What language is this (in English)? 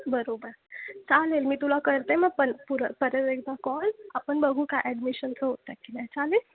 Marathi